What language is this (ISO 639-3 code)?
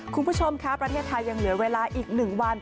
tha